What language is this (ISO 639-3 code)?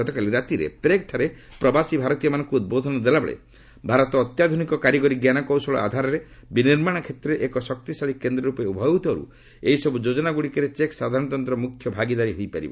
ori